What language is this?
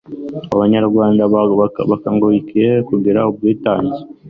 Kinyarwanda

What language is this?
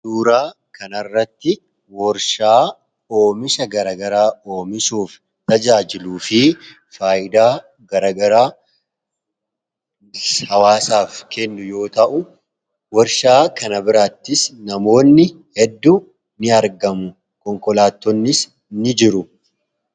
Oromo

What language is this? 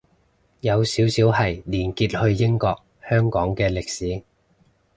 Cantonese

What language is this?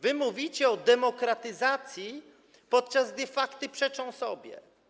Polish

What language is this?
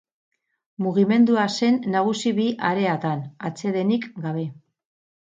Basque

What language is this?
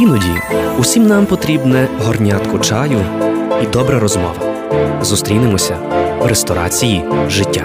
Ukrainian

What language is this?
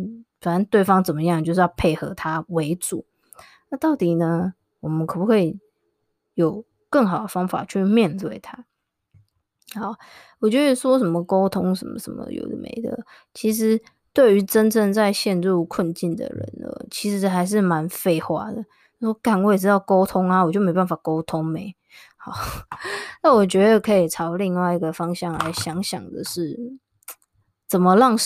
Chinese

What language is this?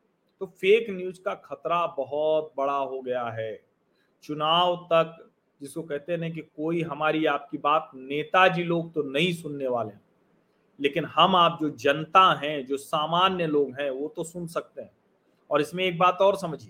Hindi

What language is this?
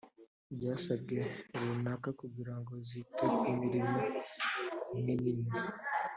Kinyarwanda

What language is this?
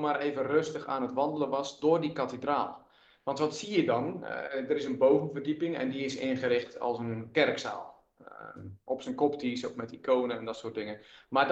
Dutch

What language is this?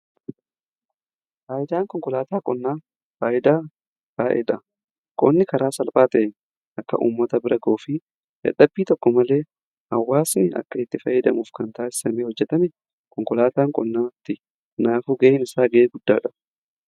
Oromo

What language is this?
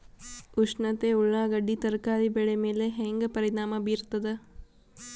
Kannada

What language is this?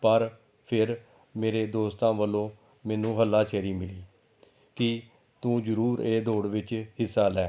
Punjabi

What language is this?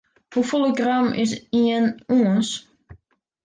Western Frisian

